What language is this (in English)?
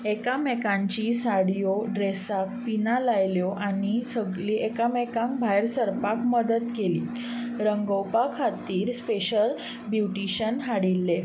Konkani